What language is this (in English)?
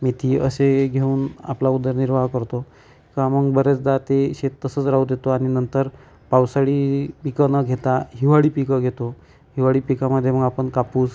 Marathi